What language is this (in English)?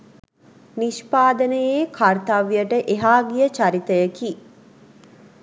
Sinhala